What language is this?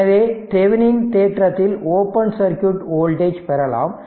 Tamil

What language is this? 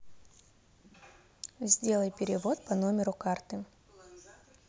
Russian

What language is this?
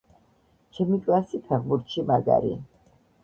Georgian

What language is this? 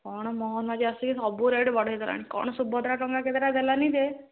Odia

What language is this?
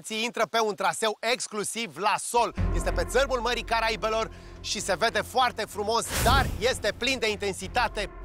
Romanian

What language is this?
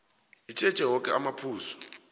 South Ndebele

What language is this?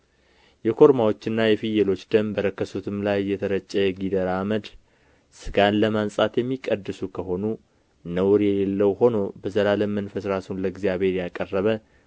Amharic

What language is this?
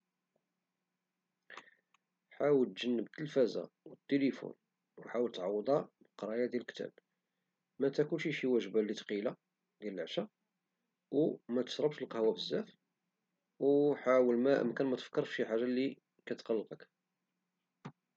Moroccan Arabic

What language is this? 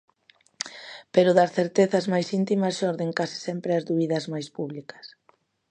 Galician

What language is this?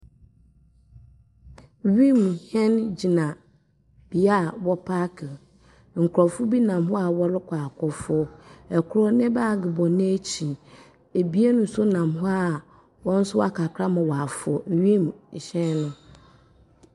Akan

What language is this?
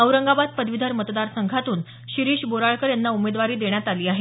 Marathi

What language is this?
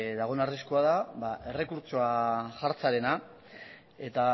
Basque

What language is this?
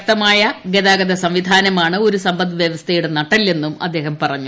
Malayalam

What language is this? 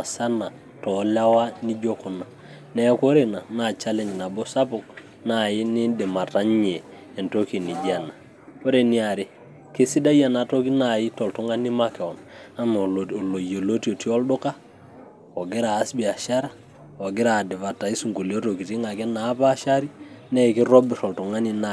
Masai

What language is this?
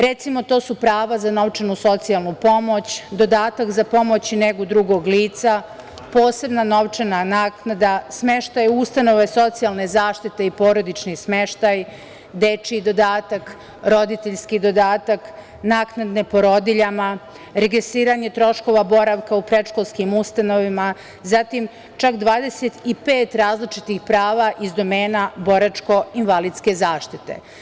Serbian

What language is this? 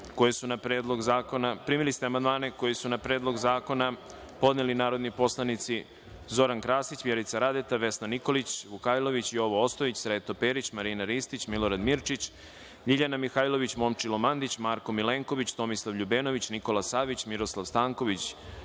Serbian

